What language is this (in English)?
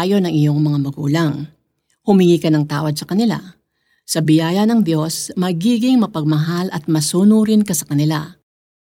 Filipino